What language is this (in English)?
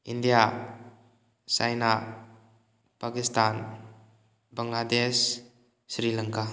Manipuri